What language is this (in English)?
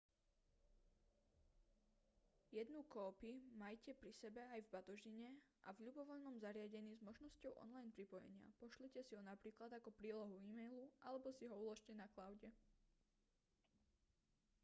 Slovak